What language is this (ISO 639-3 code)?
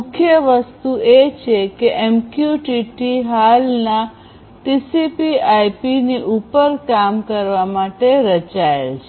guj